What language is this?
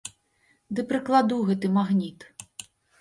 Belarusian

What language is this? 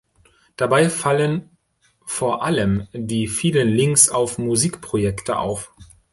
German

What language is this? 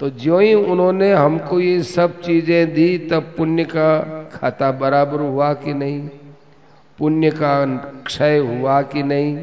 Hindi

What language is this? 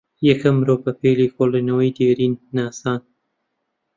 Central Kurdish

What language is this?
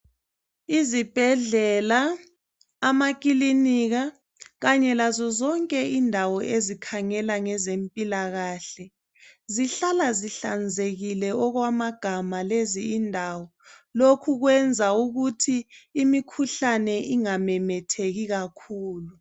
North Ndebele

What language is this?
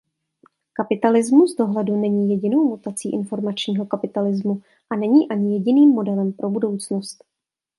Czech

